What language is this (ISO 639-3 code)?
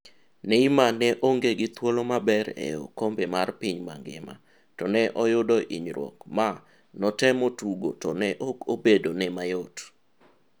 luo